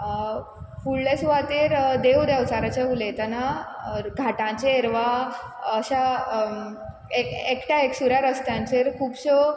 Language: Konkani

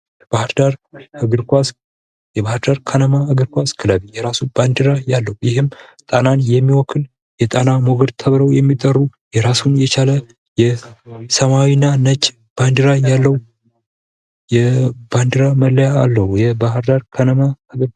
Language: Amharic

